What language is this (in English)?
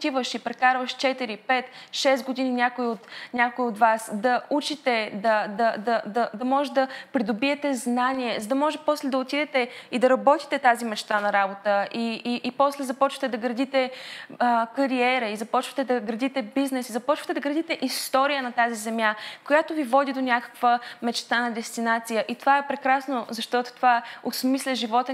Bulgarian